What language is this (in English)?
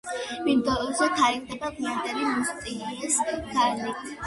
Georgian